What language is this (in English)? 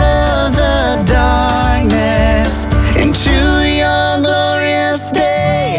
Italian